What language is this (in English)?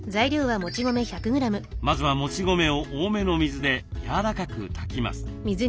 Japanese